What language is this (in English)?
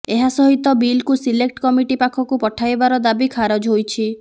Odia